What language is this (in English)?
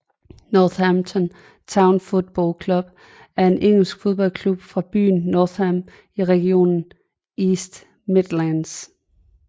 Danish